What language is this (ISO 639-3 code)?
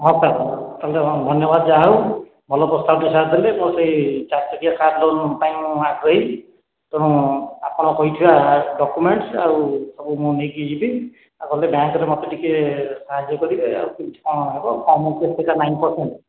ori